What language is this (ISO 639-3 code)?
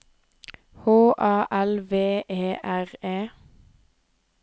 nor